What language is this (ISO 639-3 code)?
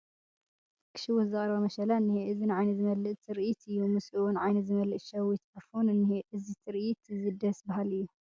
tir